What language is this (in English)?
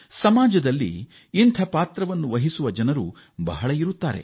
Kannada